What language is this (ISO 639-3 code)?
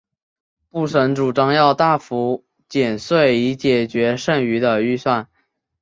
zho